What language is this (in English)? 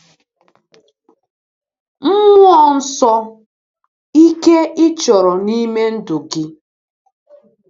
Igbo